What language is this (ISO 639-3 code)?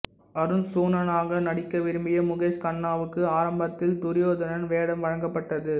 tam